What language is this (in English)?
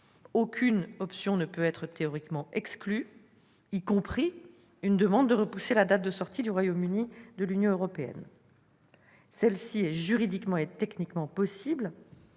French